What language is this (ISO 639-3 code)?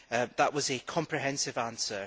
eng